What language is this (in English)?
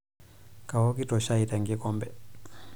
Masai